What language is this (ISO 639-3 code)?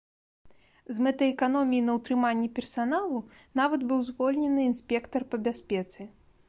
bel